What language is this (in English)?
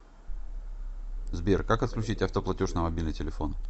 Russian